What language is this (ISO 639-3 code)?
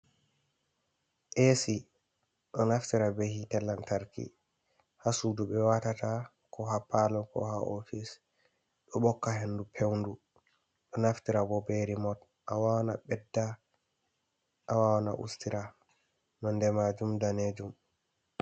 ful